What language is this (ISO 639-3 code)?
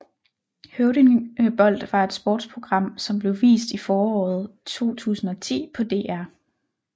dan